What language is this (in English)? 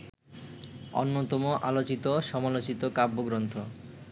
Bangla